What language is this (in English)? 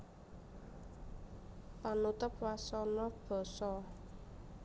Javanese